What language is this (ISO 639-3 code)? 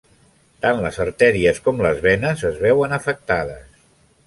cat